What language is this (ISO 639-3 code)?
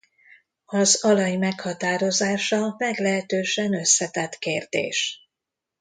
hun